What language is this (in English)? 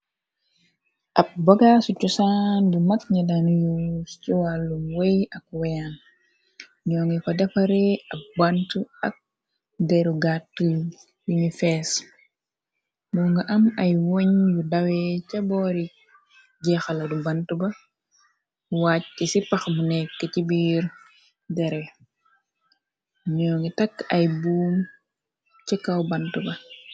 Wolof